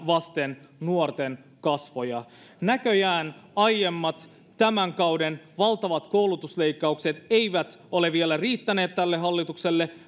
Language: Finnish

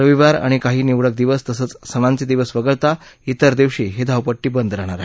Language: Marathi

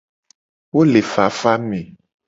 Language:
Gen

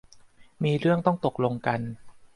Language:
Thai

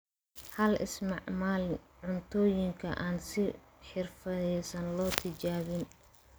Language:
Somali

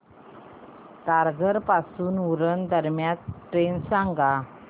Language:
Marathi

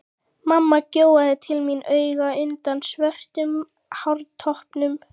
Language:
Icelandic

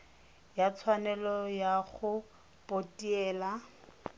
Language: Tswana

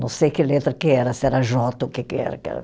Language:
Portuguese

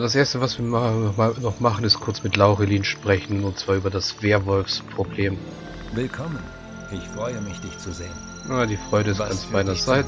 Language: German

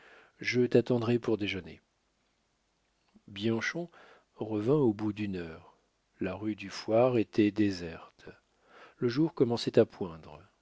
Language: French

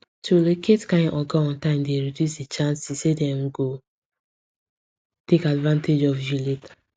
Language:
Nigerian Pidgin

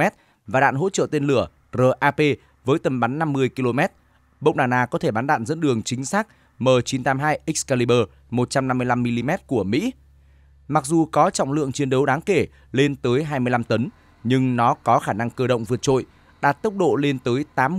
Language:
Vietnamese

